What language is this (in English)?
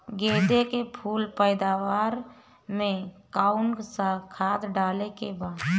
Bhojpuri